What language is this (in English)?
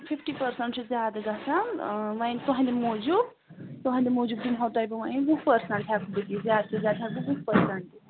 Kashmiri